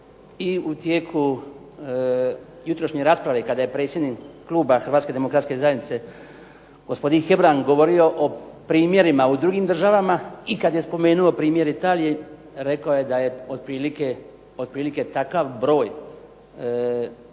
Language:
Croatian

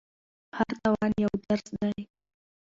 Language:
Pashto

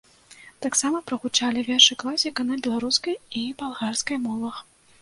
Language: Belarusian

